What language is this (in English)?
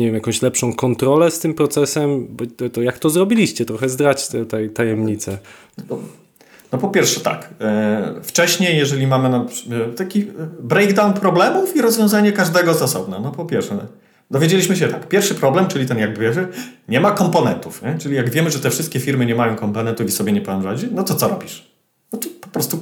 Polish